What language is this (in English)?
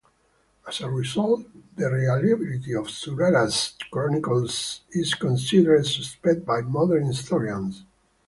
English